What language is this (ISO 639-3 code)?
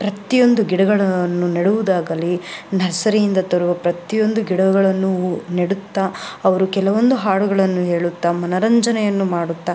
kan